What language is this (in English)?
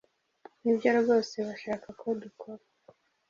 Kinyarwanda